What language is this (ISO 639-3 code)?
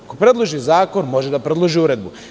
srp